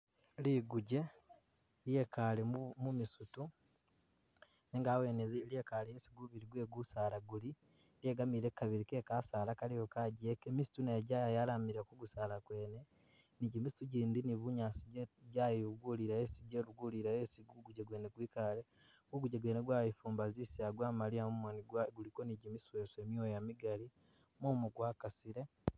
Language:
Masaaba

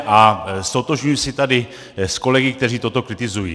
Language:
Czech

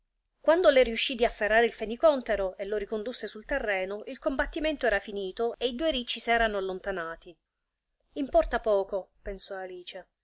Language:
Italian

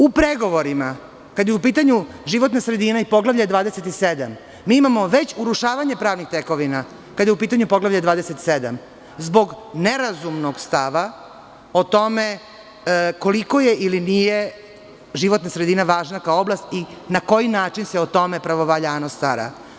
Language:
Serbian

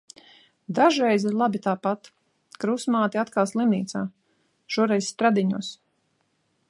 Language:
Latvian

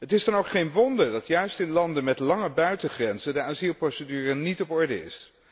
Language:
Dutch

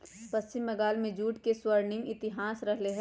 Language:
Magahi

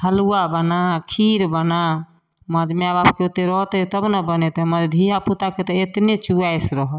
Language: Maithili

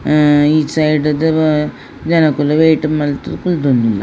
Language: Tulu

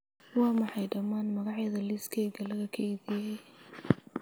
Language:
Somali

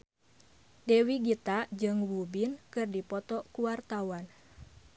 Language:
Sundanese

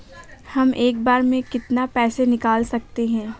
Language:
Hindi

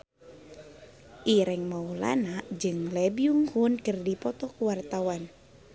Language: Sundanese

